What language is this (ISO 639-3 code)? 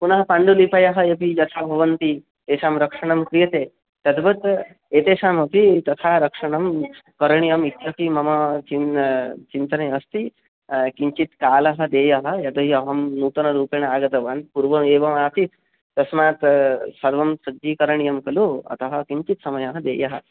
san